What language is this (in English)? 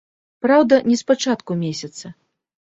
Belarusian